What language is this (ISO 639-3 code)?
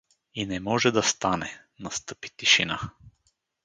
bul